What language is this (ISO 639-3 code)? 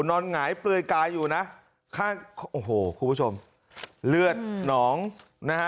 tha